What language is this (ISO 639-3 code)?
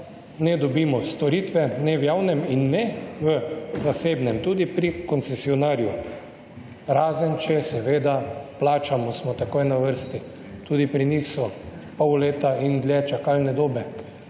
slv